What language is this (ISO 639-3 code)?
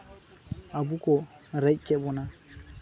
sat